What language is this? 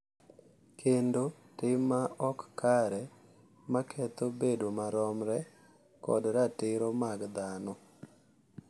Luo (Kenya and Tanzania)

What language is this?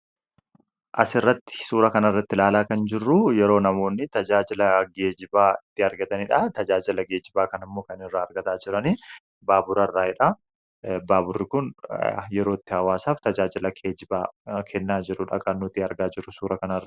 Oromo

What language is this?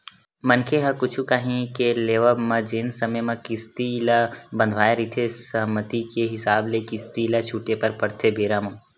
Chhattisgarhi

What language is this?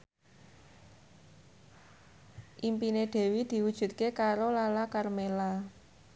Javanese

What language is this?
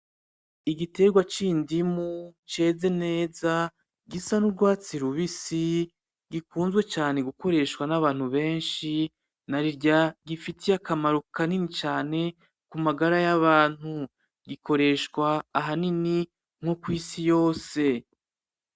Rundi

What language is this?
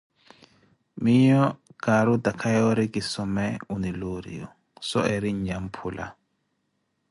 Koti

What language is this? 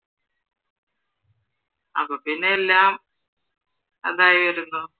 Malayalam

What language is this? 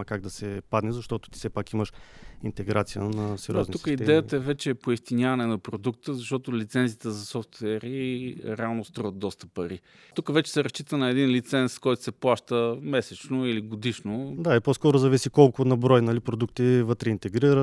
Bulgarian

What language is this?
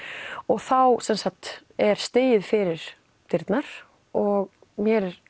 Icelandic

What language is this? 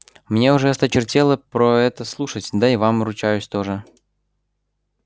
Russian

